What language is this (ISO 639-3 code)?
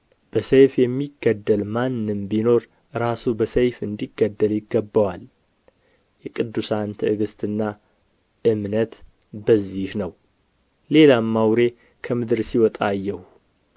amh